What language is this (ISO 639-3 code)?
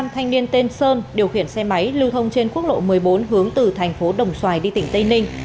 vie